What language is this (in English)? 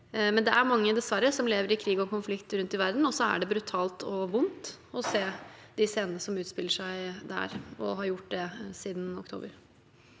Norwegian